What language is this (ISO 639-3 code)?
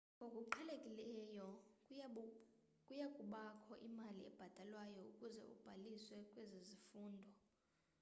xho